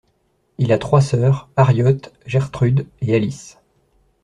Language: French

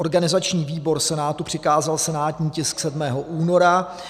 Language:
Czech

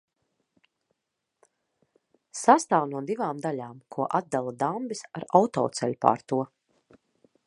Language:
Latvian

